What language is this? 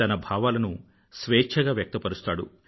Telugu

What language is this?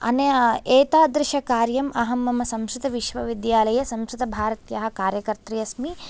Sanskrit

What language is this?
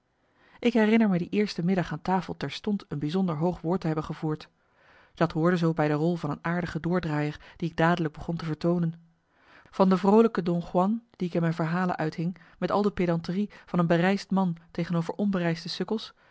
Dutch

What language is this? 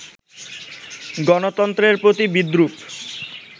Bangla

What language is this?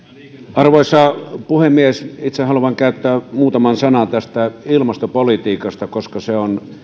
Finnish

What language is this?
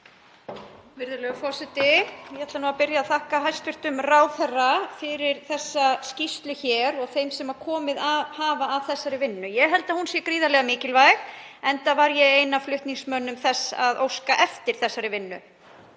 Icelandic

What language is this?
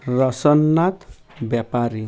Odia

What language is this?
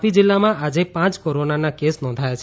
Gujarati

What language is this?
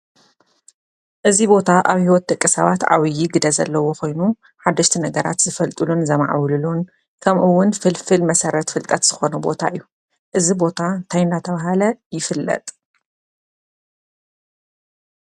Tigrinya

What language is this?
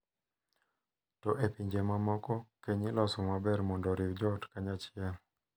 Luo (Kenya and Tanzania)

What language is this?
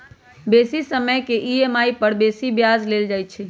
Magahi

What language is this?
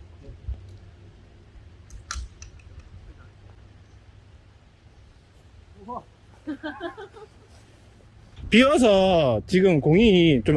Korean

